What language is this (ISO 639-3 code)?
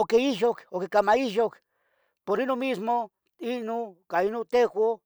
nhg